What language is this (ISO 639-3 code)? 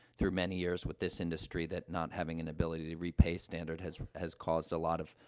eng